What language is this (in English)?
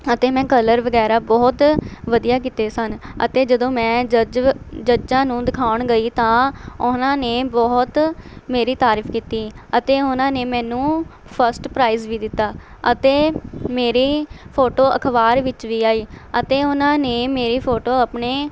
Punjabi